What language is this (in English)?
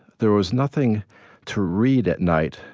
English